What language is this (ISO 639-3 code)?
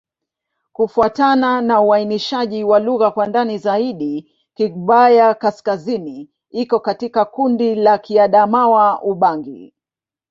swa